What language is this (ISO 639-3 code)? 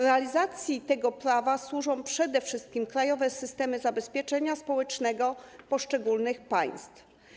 pol